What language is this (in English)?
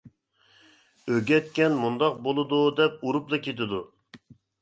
Uyghur